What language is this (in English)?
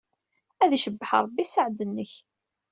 Kabyle